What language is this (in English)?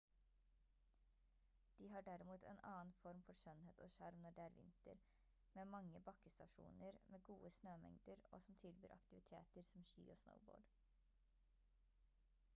Norwegian Bokmål